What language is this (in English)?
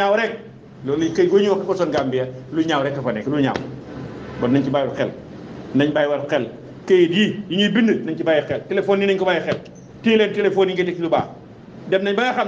Arabic